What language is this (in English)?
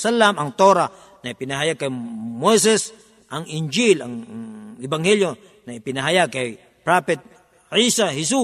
Filipino